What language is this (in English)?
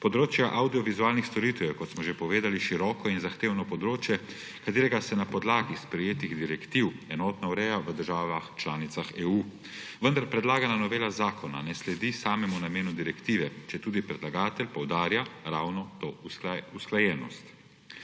Slovenian